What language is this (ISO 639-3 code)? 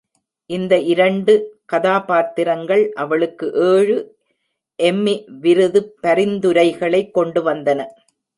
tam